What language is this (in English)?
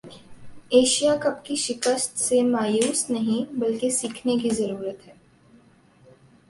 Urdu